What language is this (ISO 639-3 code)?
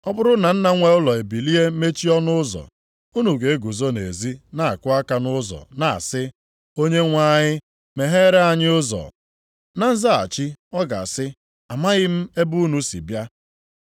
ibo